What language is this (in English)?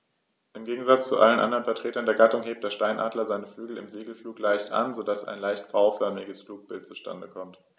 German